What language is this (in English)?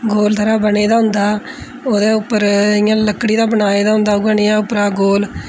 Dogri